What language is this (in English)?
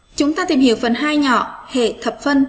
Vietnamese